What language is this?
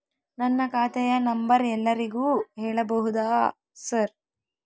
Kannada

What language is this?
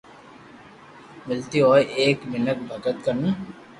Loarki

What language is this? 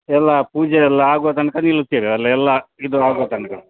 Kannada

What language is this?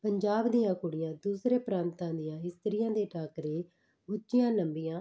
Punjabi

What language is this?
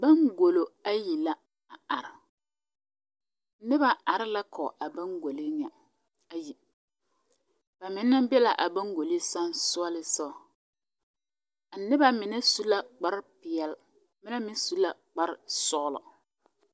Southern Dagaare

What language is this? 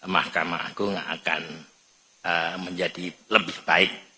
Indonesian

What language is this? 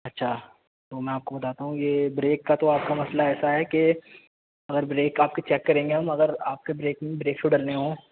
Urdu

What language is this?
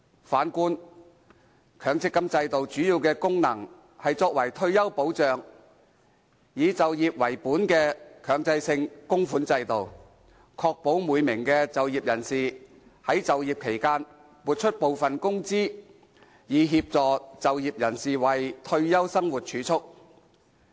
Cantonese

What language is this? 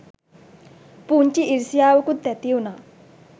Sinhala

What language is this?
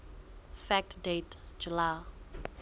Southern Sotho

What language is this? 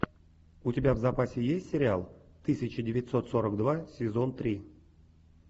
Russian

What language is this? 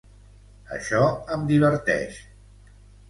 Catalan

